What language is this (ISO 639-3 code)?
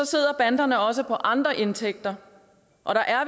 dan